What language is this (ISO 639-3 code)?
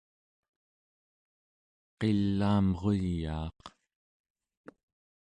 esu